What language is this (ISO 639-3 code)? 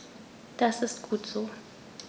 deu